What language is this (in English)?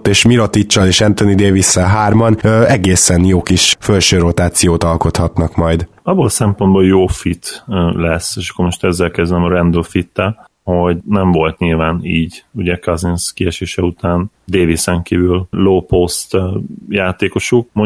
Hungarian